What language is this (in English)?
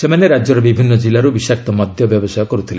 Odia